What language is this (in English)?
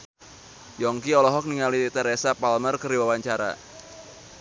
Sundanese